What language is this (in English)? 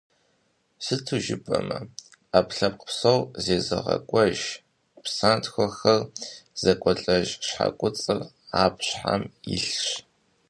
Kabardian